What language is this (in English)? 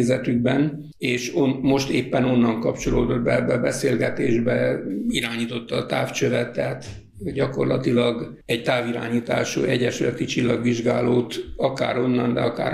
Hungarian